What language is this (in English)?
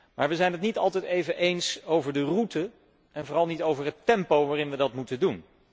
Dutch